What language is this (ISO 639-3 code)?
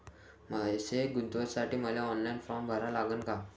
mar